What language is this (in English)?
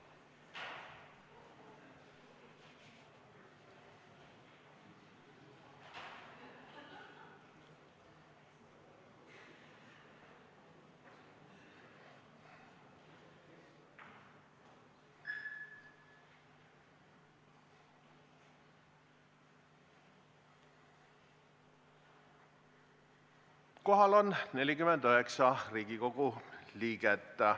Estonian